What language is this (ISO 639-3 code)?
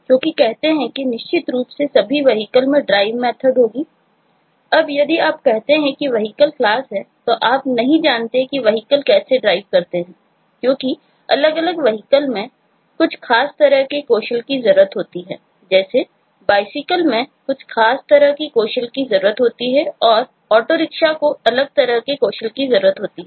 hin